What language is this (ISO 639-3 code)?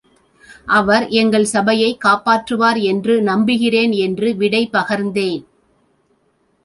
tam